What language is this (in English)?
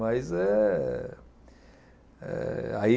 Portuguese